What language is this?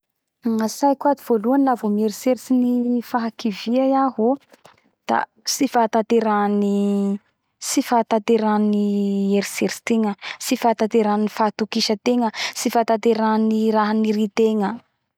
Bara Malagasy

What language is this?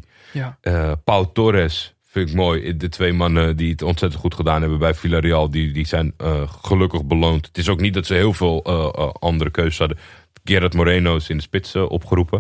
Dutch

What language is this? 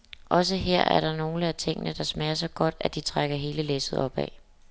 Danish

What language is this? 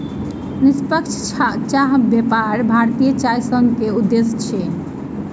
Maithili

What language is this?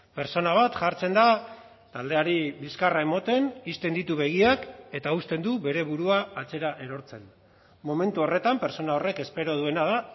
Basque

